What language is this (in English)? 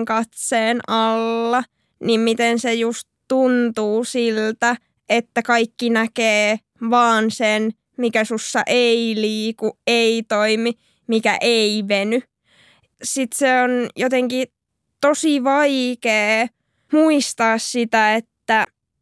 Finnish